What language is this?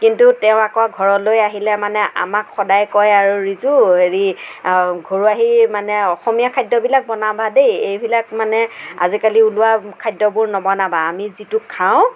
Assamese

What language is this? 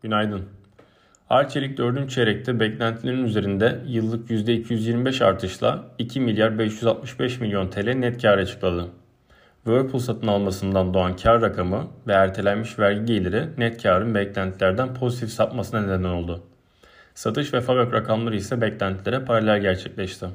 Turkish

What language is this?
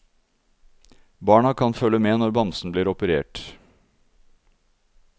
Norwegian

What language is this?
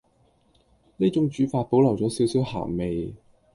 Cantonese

